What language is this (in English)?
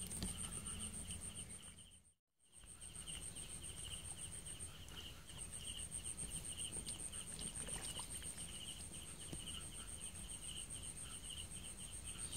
Vietnamese